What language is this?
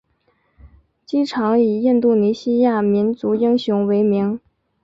Chinese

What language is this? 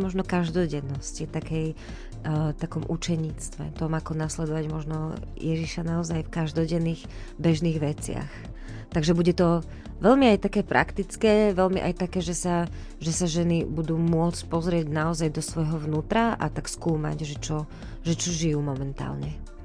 Slovak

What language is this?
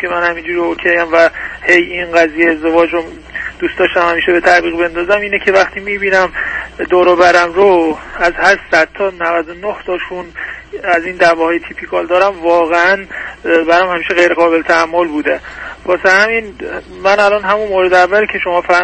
Persian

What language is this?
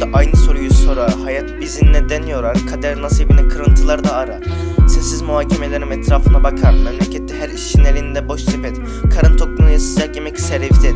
Turkish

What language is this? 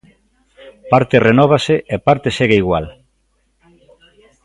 Galician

